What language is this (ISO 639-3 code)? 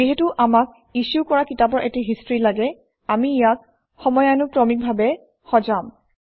asm